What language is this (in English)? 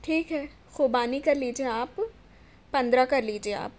Urdu